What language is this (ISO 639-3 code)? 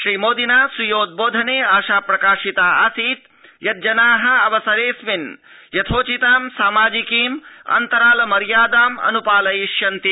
san